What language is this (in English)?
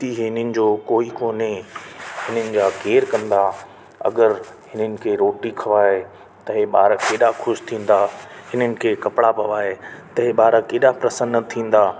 Sindhi